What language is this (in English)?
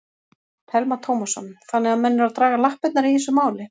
Icelandic